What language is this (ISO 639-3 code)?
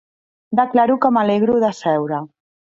cat